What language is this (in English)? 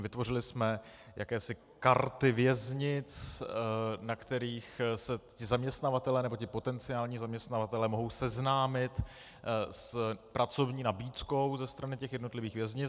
Czech